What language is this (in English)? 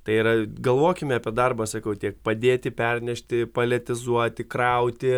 Lithuanian